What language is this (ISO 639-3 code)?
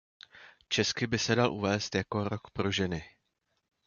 ces